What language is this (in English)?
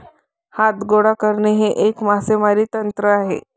Marathi